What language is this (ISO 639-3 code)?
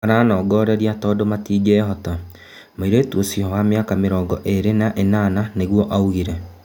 kik